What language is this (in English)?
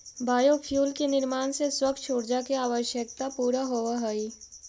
Magahi